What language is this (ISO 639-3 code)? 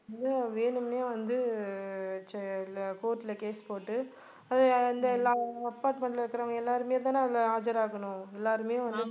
tam